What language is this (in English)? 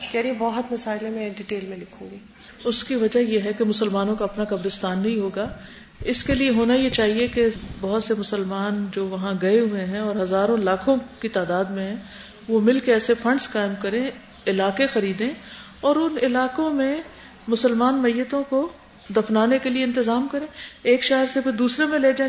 Urdu